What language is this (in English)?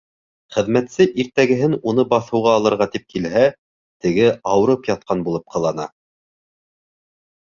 Bashkir